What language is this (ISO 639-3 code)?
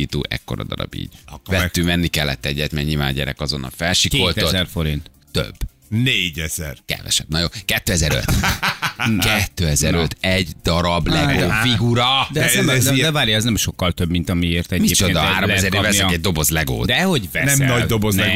hun